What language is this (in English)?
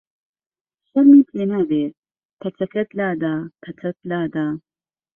Central Kurdish